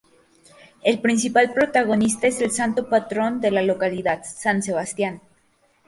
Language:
Spanish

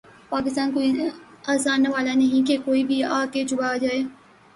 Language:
Urdu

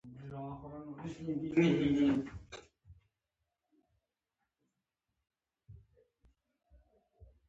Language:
Pashto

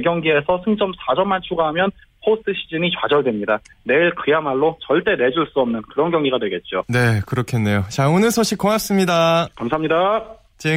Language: Korean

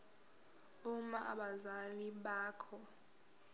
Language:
Zulu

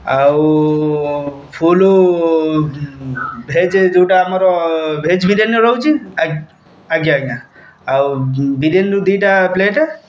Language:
Odia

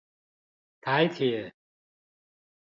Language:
Chinese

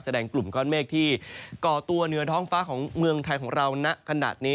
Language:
Thai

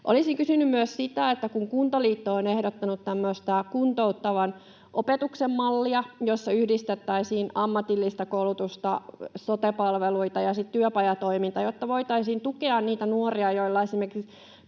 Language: Finnish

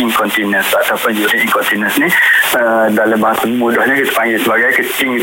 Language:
Malay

